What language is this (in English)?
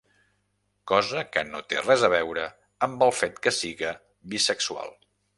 Catalan